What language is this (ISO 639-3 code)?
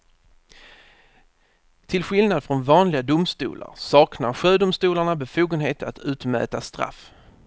swe